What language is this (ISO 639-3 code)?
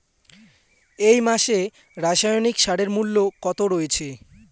ben